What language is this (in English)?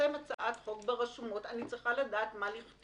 Hebrew